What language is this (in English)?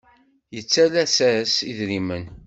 Kabyle